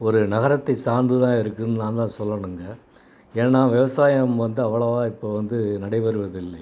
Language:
Tamil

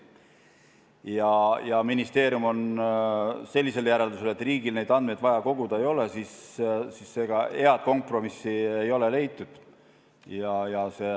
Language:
Estonian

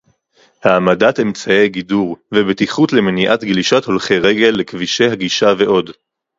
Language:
Hebrew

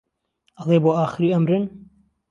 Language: Central Kurdish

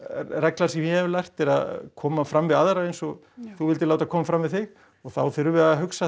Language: Icelandic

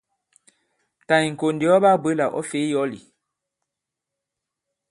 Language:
Bankon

